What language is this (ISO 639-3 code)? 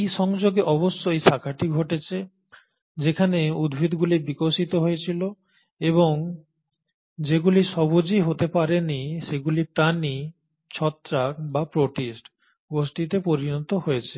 ben